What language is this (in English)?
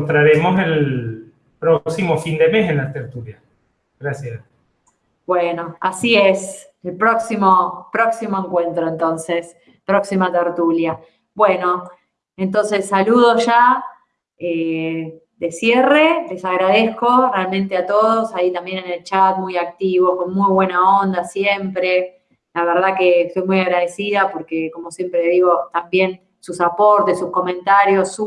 Spanish